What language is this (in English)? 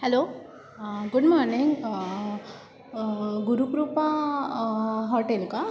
Marathi